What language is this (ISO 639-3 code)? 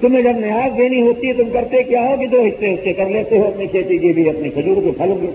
urd